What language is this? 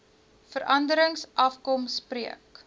Afrikaans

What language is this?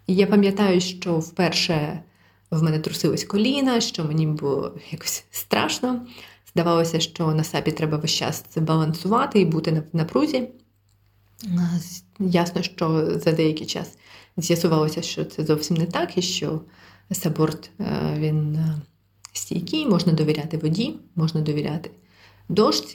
Ukrainian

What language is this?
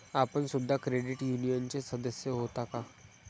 Marathi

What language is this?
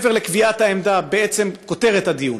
Hebrew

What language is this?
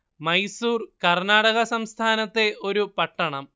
Malayalam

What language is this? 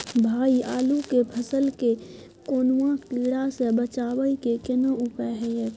Maithili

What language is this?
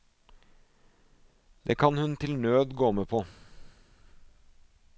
Norwegian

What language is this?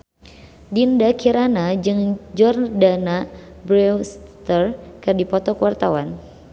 Sundanese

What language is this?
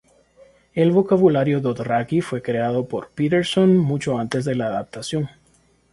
Spanish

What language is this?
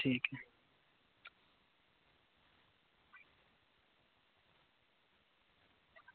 Dogri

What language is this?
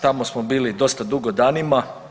Croatian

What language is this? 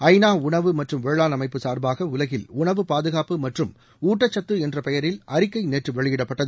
Tamil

